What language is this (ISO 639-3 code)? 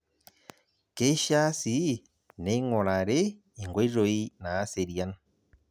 mas